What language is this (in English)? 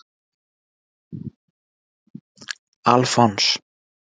Icelandic